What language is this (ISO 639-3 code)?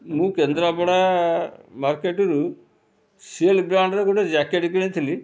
ori